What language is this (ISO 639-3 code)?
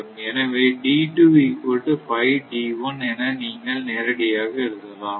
tam